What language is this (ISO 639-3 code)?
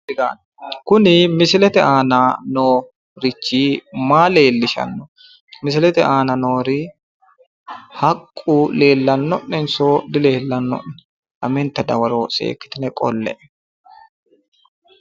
sid